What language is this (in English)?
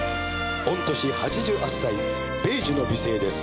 Japanese